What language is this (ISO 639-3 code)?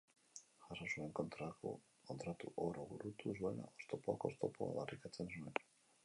eus